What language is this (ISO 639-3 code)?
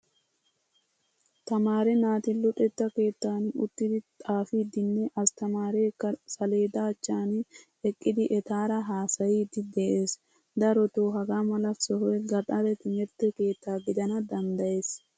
wal